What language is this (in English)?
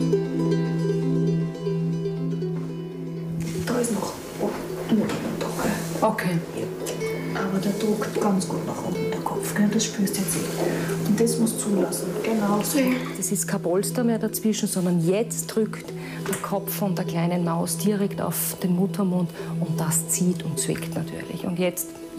German